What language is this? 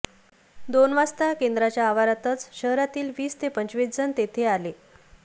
Marathi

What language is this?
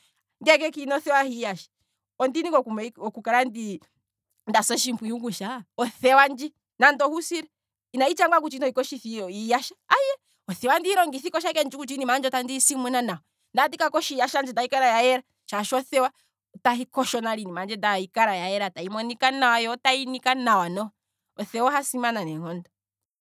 Kwambi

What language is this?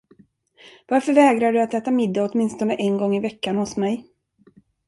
Swedish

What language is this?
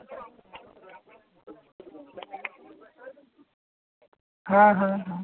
Bangla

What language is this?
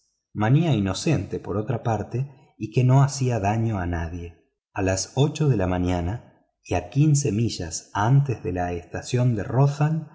Spanish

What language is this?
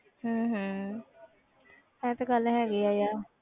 Punjabi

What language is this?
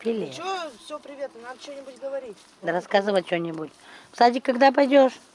Russian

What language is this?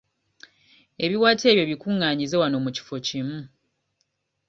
Ganda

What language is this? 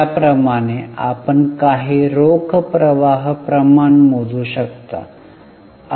Marathi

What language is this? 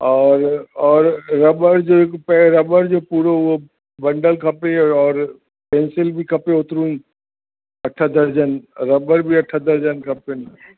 Sindhi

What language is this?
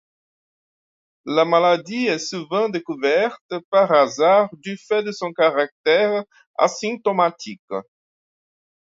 French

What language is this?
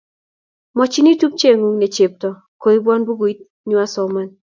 Kalenjin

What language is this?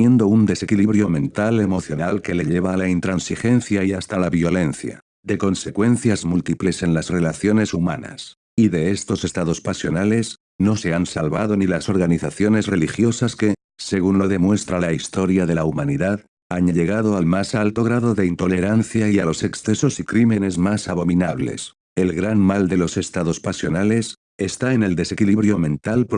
Spanish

